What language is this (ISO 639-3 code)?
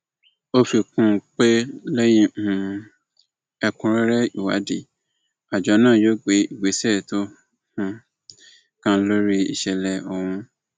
yor